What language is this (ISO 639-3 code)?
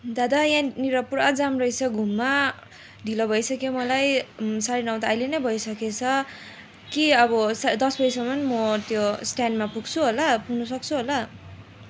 nep